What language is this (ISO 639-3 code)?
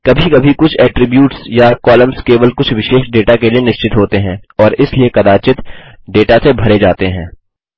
hin